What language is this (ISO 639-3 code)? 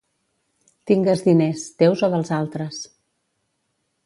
cat